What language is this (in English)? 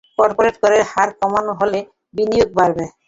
Bangla